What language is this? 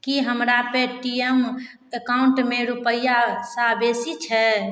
Maithili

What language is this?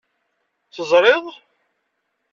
Kabyle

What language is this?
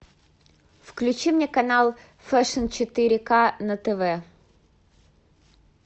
Russian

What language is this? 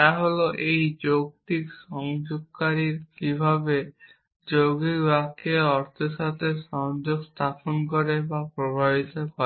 Bangla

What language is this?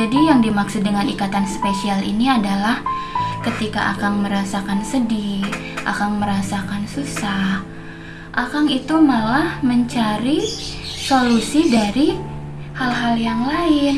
Indonesian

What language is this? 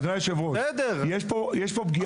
Hebrew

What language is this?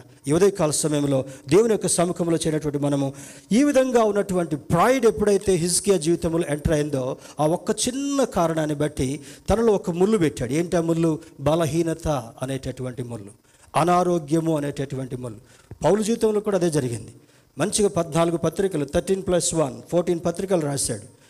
Telugu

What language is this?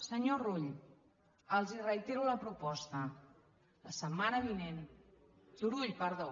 Catalan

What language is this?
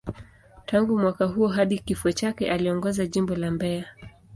Swahili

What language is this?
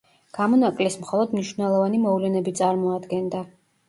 Georgian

